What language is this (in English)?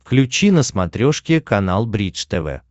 Russian